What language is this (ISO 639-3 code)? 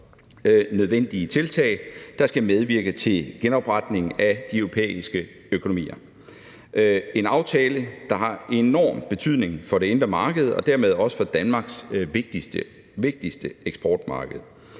dan